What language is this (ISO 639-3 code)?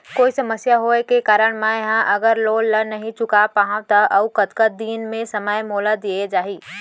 hne